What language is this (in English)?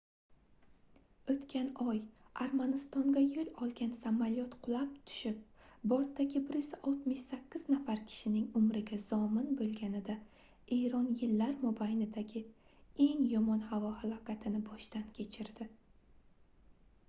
Uzbek